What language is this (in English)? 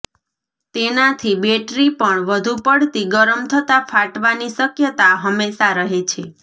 Gujarati